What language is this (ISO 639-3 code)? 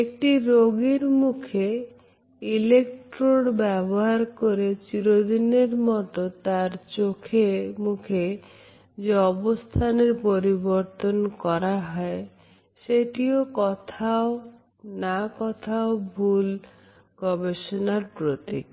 ben